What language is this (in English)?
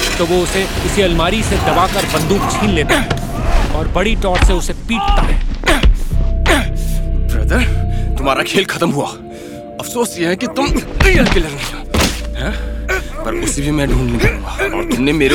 Hindi